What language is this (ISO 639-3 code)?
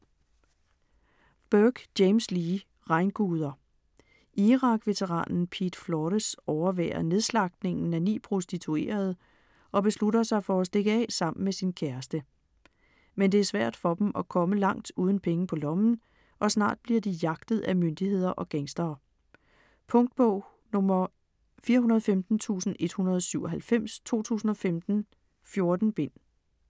dan